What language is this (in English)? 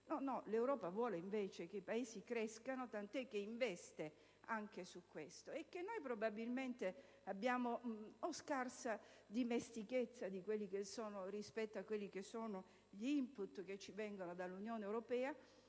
Italian